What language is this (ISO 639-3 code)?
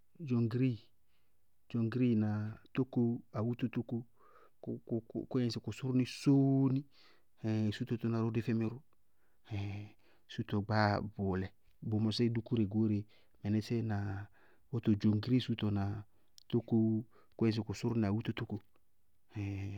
bqg